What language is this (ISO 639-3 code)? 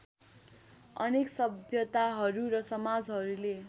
nep